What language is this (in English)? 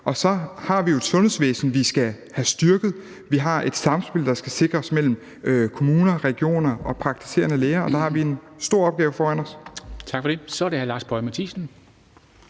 Danish